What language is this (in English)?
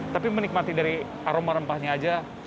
Indonesian